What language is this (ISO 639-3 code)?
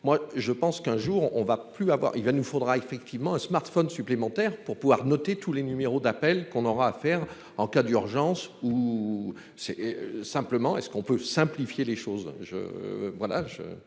fra